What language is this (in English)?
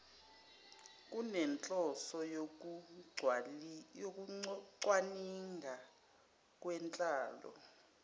Zulu